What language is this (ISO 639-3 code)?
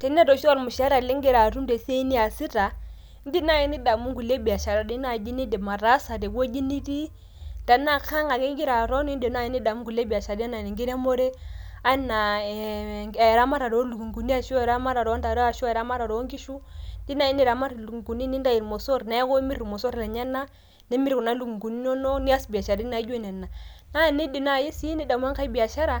mas